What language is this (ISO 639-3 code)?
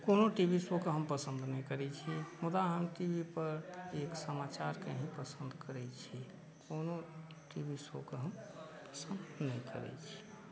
mai